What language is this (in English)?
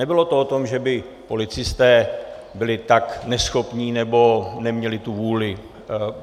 Czech